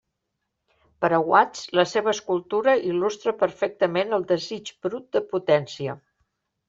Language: Catalan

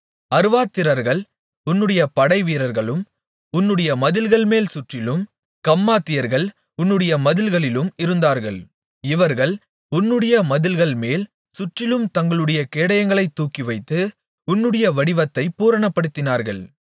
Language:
Tamil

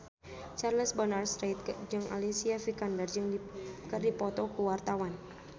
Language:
Sundanese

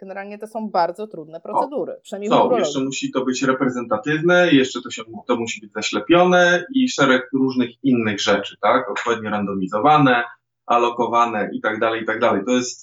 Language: Polish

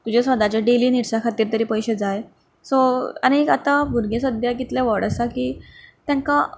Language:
Konkani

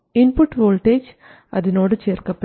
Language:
Malayalam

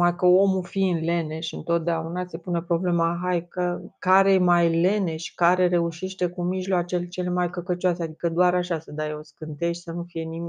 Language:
Romanian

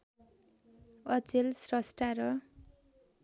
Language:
Nepali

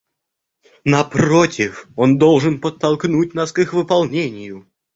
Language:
Russian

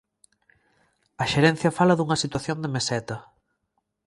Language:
Galician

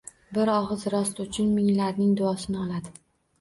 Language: Uzbek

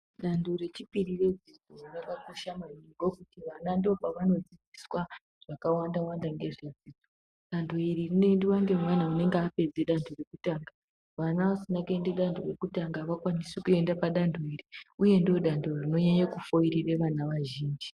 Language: Ndau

